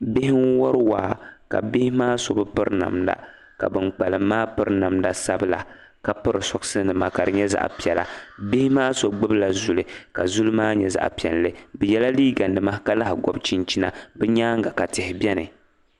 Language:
Dagbani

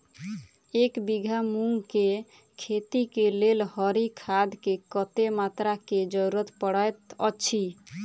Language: Maithili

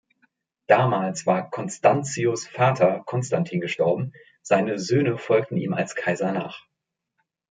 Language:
German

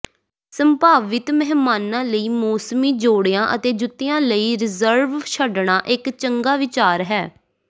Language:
Punjabi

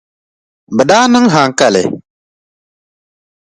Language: Dagbani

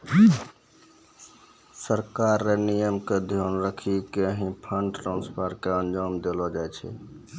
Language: Maithili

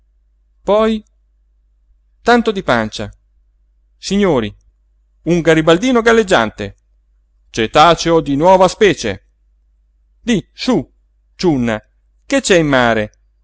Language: Italian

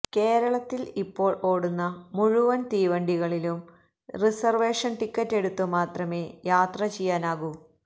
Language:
Malayalam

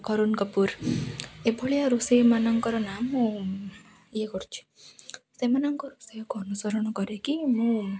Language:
Odia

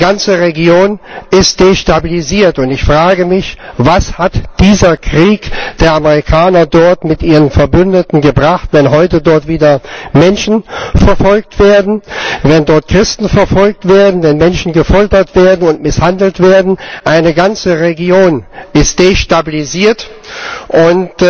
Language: German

